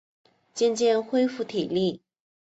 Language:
Chinese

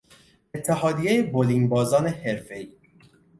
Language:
Persian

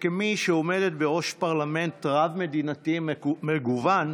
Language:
Hebrew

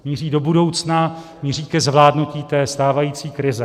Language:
Czech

